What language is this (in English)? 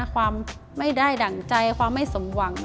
Thai